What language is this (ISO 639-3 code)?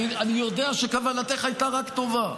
heb